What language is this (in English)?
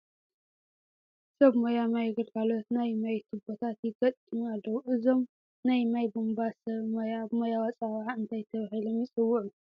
Tigrinya